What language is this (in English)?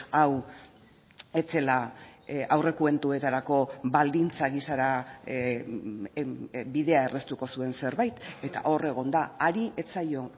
Basque